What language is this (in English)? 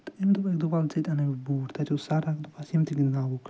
Kashmiri